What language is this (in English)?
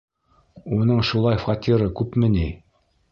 Bashkir